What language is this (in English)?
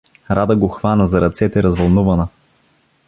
Bulgarian